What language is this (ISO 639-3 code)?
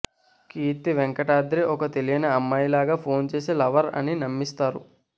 tel